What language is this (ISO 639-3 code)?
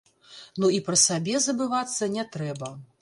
bel